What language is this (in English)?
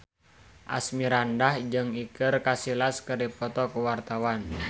Sundanese